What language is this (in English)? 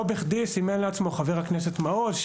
Hebrew